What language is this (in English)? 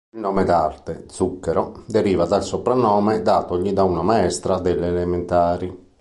Italian